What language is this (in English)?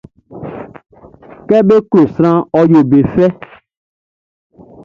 Baoulé